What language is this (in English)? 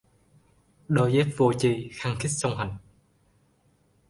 Vietnamese